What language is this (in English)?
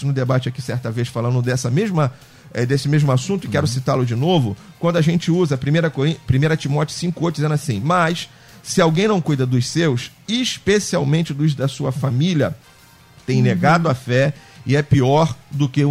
Portuguese